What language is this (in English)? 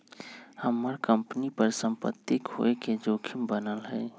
Magahi